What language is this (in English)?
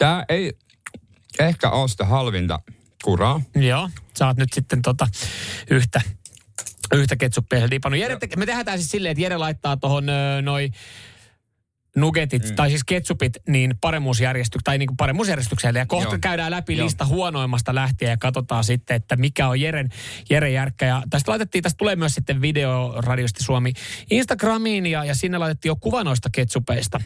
Finnish